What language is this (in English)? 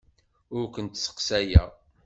Kabyle